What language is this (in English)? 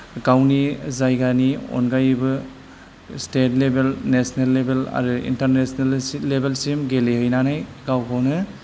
Bodo